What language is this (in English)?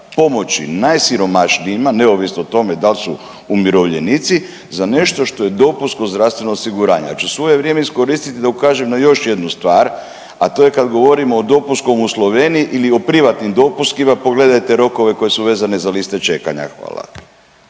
Croatian